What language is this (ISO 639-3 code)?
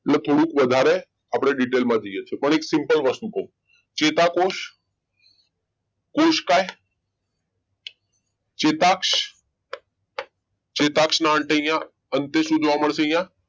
guj